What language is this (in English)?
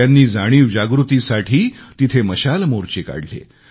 Marathi